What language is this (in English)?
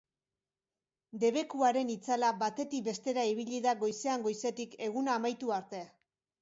Basque